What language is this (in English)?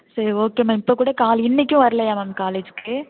Tamil